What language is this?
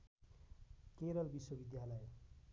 Nepali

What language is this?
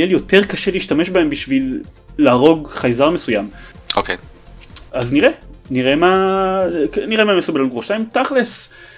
Hebrew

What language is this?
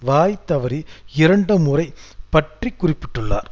Tamil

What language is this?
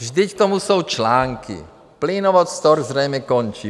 Czech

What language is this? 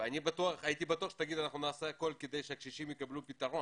Hebrew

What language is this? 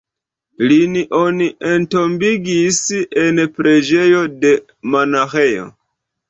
Esperanto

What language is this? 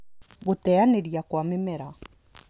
Kikuyu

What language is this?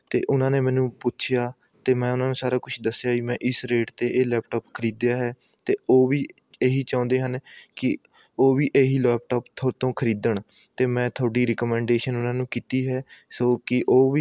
Punjabi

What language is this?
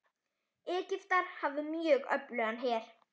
Icelandic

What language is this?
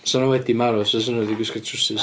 Welsh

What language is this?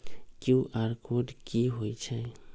Magahi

